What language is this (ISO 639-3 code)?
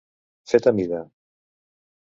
cat